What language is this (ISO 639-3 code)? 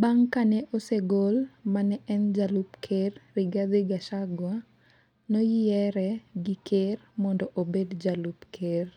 luo